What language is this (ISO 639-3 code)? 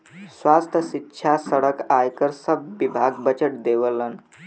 bho